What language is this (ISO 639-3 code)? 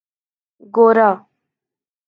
urd